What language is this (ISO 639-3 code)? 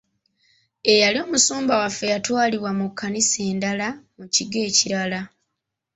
lug